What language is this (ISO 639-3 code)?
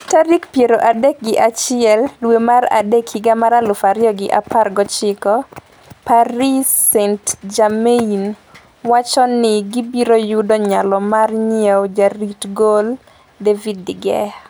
luo